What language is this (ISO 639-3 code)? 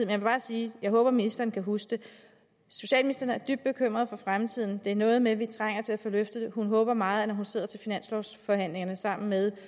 dan